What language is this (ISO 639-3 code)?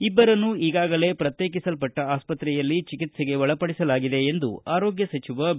kan